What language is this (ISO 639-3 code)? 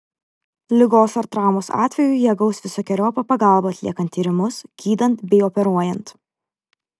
lit